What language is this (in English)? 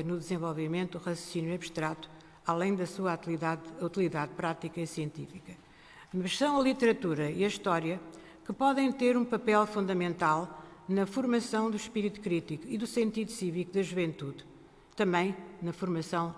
Portuguese